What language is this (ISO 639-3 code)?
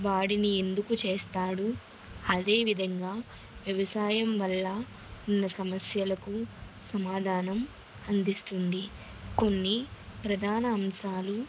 tel